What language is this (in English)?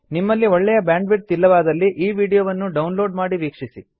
Kannada